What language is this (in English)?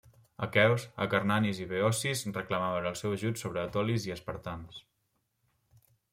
Catalan